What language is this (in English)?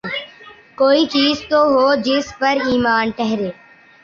Urdu